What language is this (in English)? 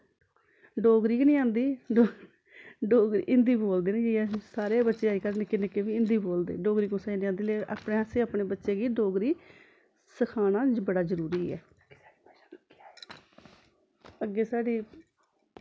Dogri